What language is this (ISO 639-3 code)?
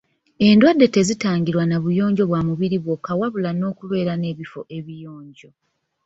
lug